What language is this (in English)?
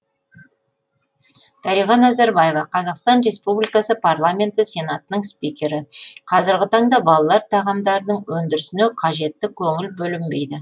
Kazakh